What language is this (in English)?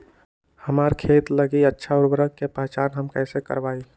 Magahi